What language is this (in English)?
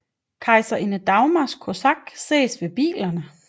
Danish